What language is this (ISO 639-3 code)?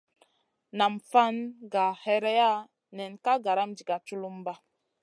mcn